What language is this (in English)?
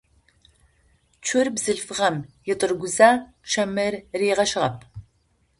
Adyghe